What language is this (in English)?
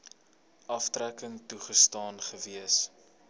Afrikaans